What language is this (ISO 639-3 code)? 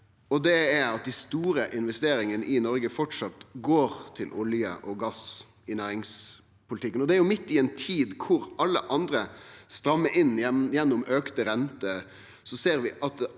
nor